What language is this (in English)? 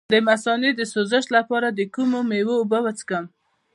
Pashto